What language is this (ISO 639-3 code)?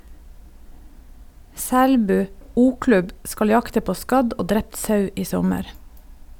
nor